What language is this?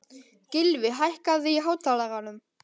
Icelandic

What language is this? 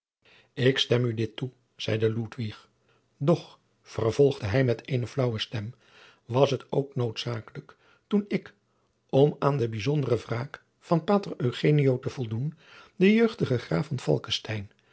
Dutch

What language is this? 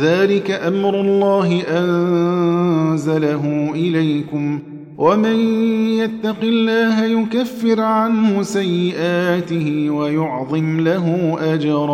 Arabic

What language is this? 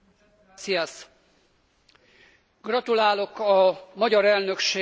Hungarian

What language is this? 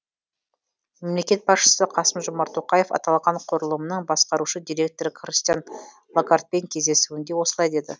Kazakh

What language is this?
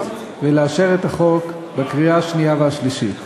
Hebrew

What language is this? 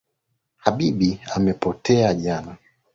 Swahili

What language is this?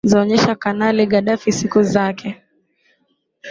Swahili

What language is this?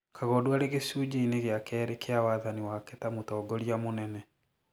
Kikuyu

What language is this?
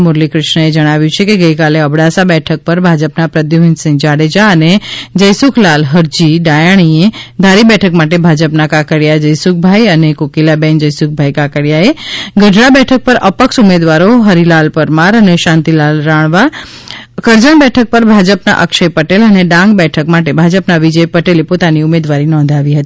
Gujarati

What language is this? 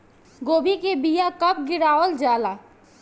Bhojpuri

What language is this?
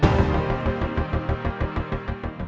Indonesian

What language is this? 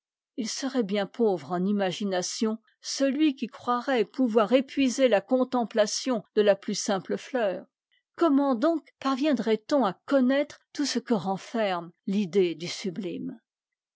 French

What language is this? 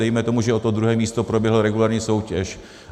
Czech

